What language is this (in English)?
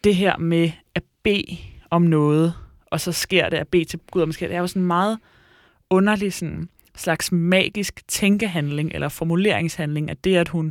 Danish